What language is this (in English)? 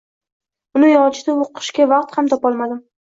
Uzbek